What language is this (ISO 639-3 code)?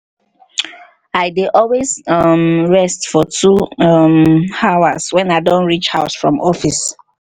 pcm